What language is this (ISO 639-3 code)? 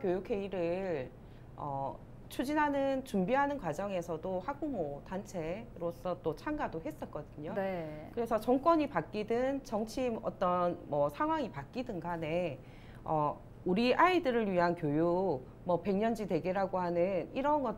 kor